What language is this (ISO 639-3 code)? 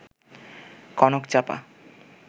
ben